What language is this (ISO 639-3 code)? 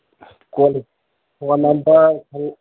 mni